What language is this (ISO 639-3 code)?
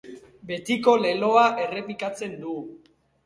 eus